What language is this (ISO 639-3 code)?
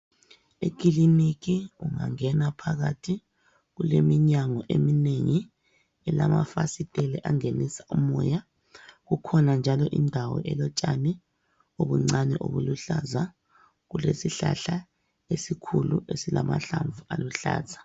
nde